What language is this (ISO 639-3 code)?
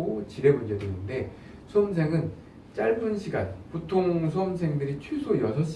kor